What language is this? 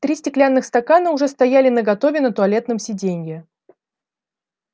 Russian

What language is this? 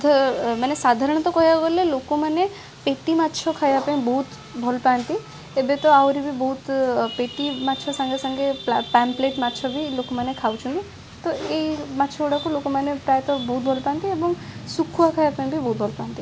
Odia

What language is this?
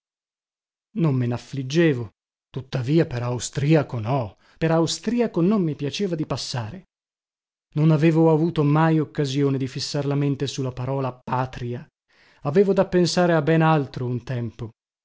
Italian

